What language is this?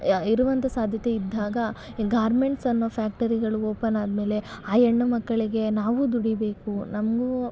Kannada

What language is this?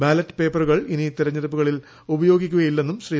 Malayalam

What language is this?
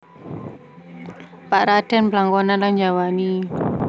Javanese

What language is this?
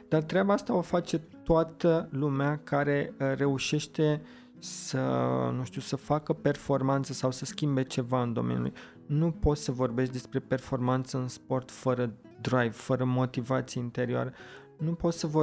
Romanian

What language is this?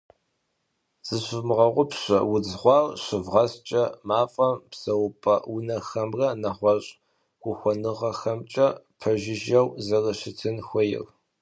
Kabardian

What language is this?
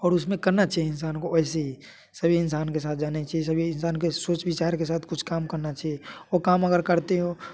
Hindi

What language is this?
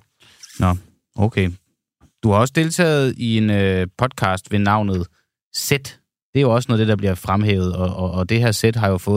Danish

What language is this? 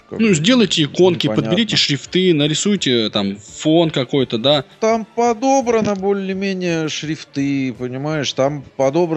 Russian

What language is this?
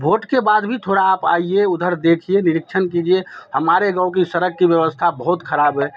Hindi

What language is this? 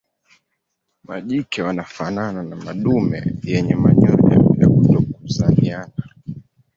Swahili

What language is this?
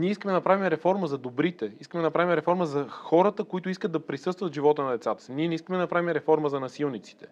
Bulgarian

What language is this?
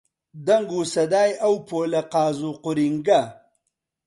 Central Kurdish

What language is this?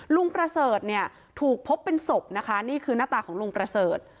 Thai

